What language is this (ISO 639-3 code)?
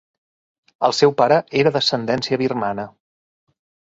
cat